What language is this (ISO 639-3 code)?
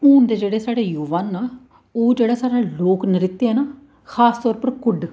doi